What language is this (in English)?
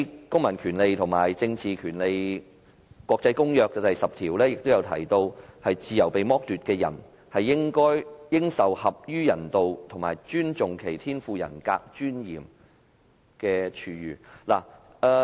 Cantonese